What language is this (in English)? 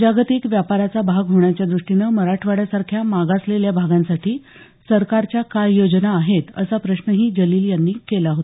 Marathi